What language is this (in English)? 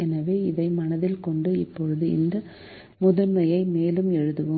Tamil